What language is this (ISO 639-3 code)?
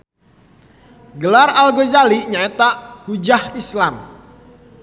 sun